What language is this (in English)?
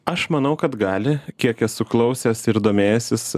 Lithuanian